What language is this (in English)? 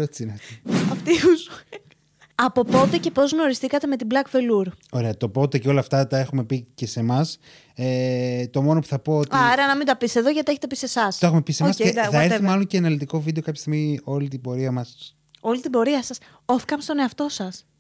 Greek